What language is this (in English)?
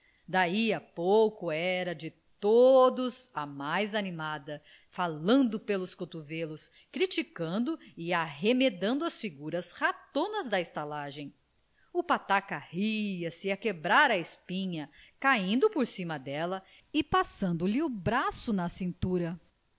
Portuguese